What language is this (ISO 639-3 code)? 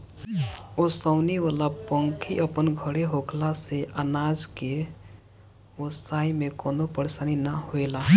bho